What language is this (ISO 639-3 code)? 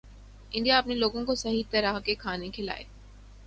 urd